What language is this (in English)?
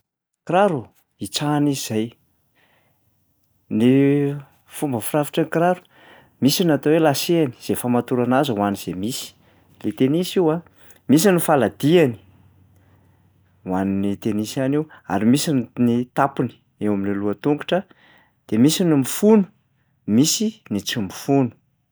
Malagasy